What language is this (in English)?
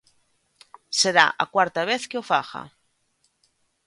Galician